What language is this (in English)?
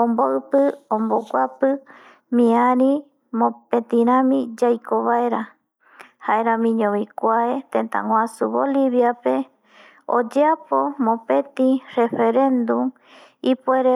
Eastern Bolivian Guaraní